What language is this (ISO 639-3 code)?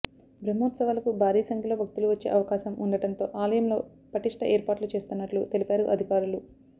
tel